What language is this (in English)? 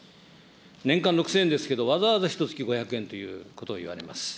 Japanese